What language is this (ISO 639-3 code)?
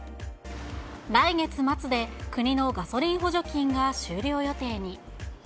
jpn